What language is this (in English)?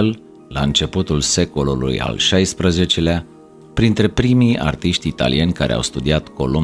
Romanian